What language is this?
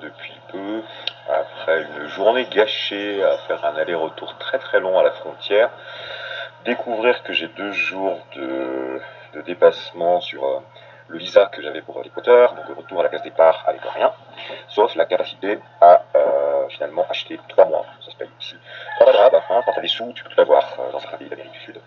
French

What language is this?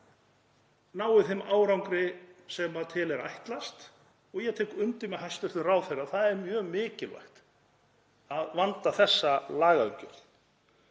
Icelandic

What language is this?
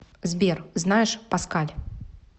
Russian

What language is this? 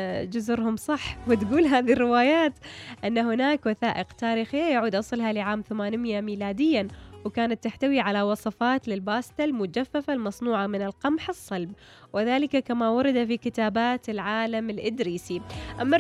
Arabic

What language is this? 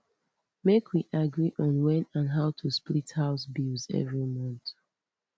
Nigerian Pidgin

